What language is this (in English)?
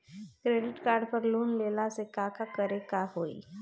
Bhojpuri